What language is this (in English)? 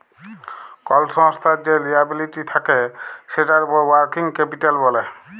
Bangla